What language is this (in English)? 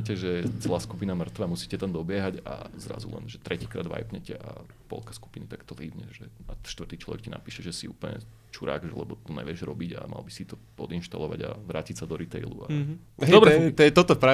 Slovak